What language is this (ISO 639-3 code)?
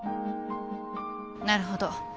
jpn